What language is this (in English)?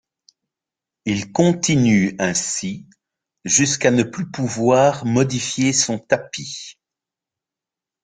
French